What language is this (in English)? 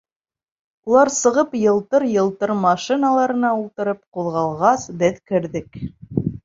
Bashkir